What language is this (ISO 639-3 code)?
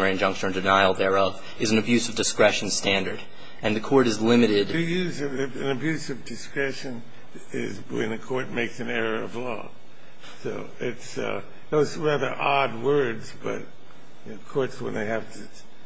eng